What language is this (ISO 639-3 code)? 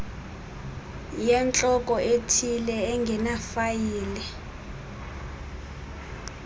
xho